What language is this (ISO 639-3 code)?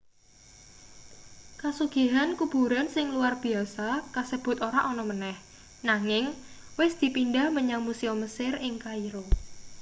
jav